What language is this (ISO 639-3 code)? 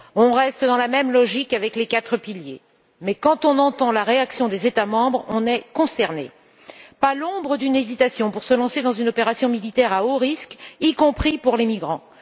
fra